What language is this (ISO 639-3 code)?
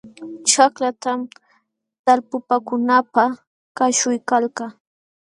qxw